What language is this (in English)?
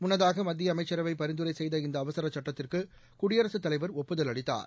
Tamil